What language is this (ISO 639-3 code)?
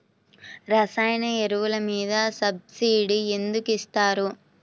tel